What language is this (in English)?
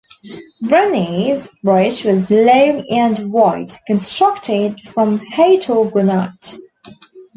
English